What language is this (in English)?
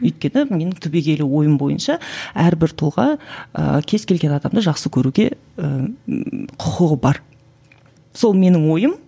Kazakh